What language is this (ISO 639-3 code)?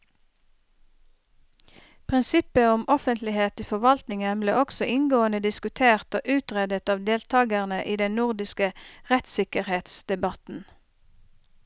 nor